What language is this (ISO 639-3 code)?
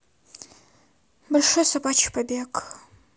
rus